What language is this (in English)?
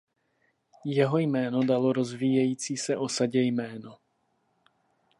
Czech